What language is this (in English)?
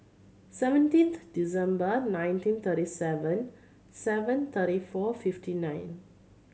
English